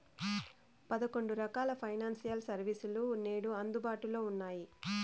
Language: Telugu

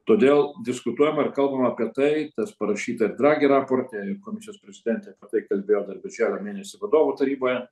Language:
Lithuanian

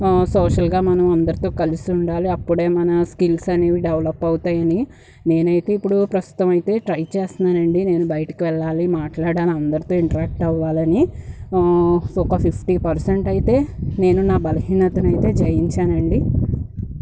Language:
Telugu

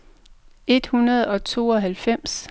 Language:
Danish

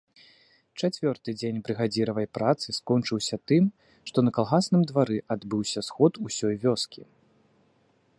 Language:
Belarusian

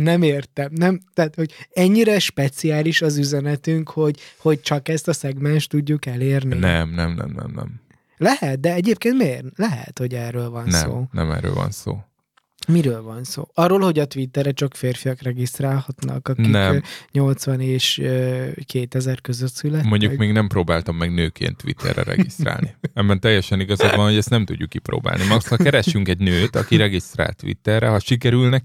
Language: Hungarian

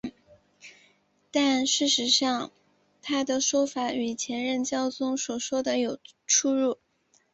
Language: Chinese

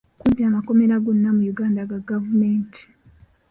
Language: Ganda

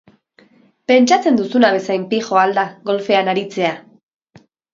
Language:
Basque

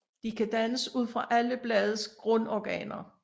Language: Danish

